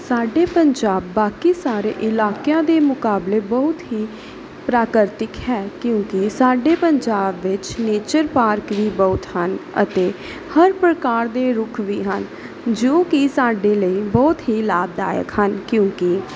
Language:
Punjabi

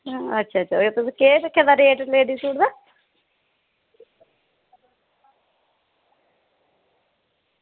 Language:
Dogri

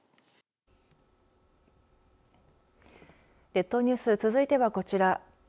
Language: Japanese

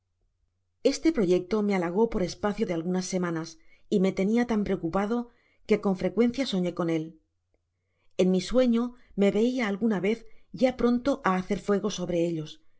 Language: Spanish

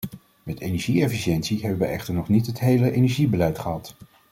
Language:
Dutch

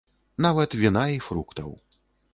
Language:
Belarusian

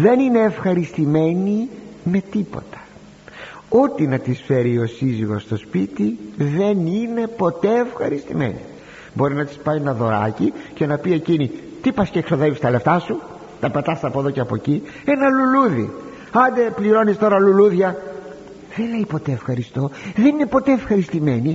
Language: Greek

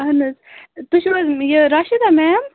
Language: Kashmiri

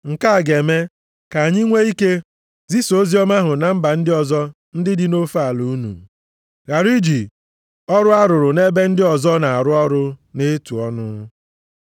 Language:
Igbo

